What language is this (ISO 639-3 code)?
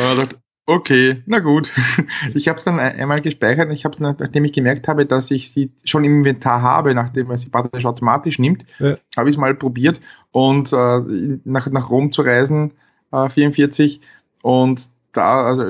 deu